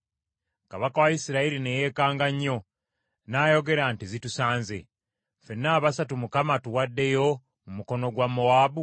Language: Ganda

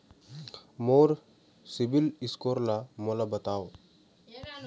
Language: Chhattisgarhi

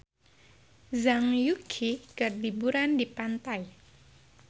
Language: Sundanese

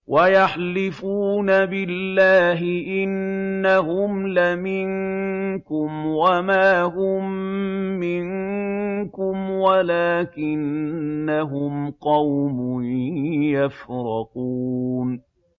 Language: Arabic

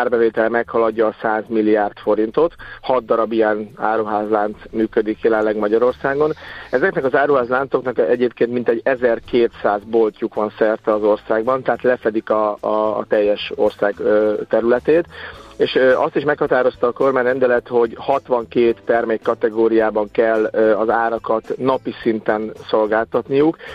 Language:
Hungarian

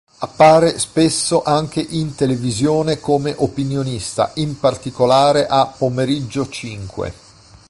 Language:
Italian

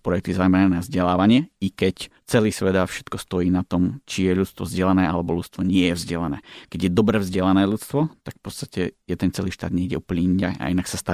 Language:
Slovak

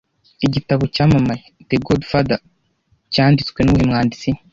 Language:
Kinyarwanda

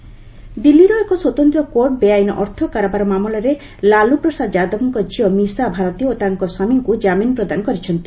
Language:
Odia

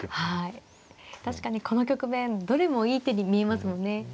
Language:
Japanese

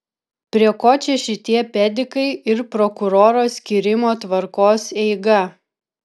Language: Lithuanian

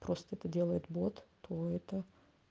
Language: Russian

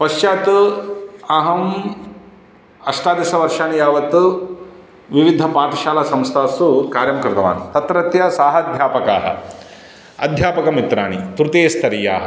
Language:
Sanskrit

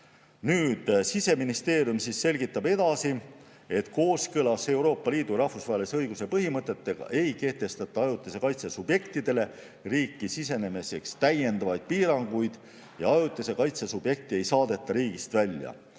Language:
Estonian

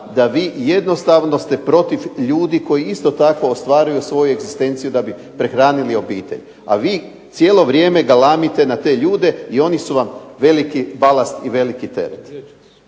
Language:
Croatian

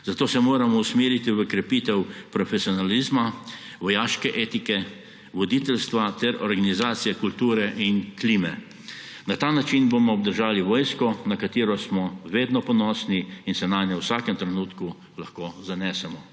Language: Slovenian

